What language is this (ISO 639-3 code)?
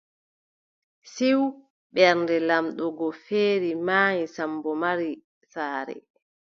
fub